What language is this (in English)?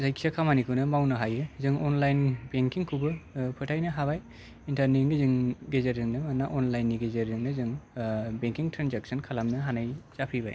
Bodo